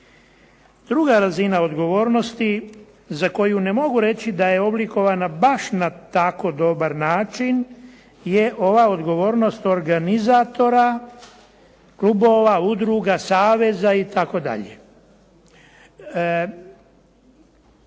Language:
Croatian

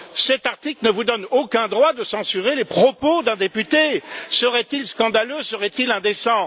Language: French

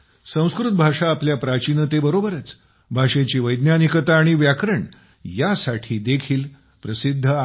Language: Marathi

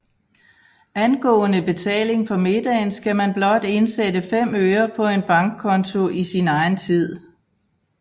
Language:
Danish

